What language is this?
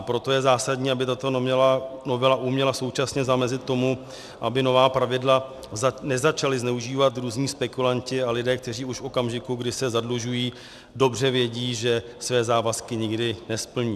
Czech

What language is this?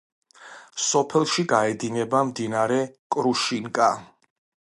Georgian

